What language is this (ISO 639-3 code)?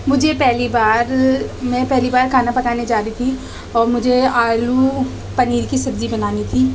urd